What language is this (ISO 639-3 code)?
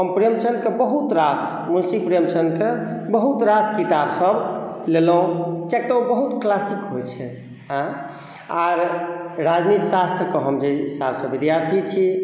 mai